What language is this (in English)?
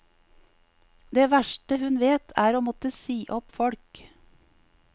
Norwegian